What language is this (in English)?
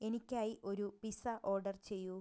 Malayalam